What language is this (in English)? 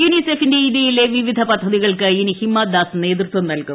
Malayalam